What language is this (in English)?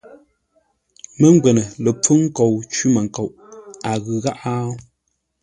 Ngombale